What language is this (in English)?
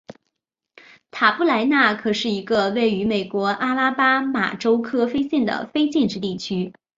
Chinese